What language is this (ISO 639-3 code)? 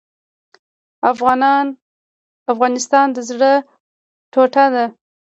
pus